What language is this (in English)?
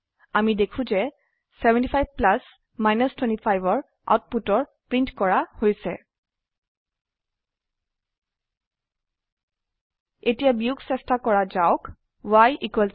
Assamese